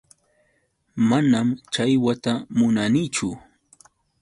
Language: Yauyos Quechua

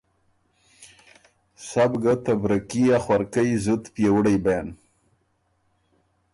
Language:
Ormuri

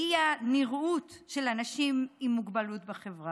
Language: Hebrew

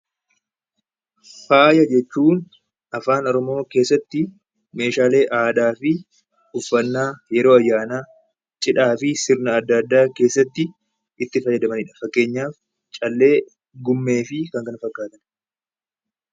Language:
Oromo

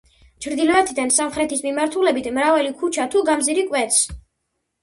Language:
Georgian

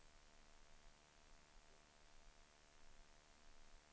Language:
Swedish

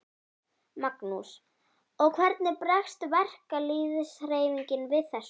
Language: Icelandic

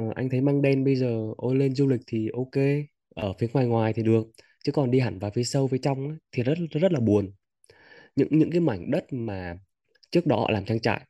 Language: Vietnamese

